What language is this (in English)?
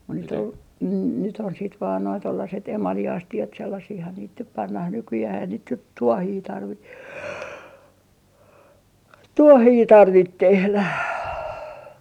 Finnish